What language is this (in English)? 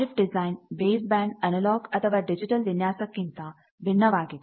Kannada